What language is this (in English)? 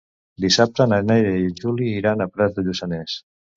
Catalan